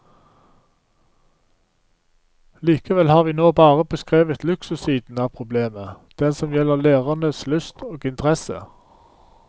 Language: Norwegian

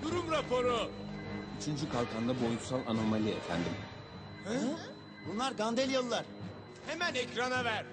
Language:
Turkish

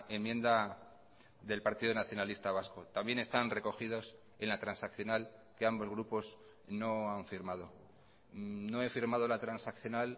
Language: Spanish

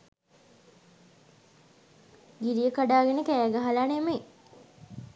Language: Sinhala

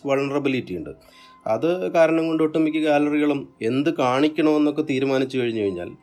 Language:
Malayalam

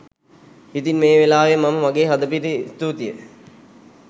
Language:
Sinhala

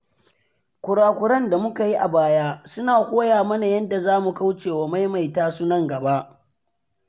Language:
Hausa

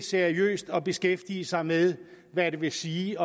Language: Danish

